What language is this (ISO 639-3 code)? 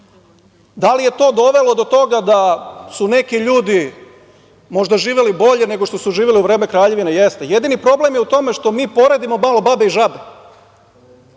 srp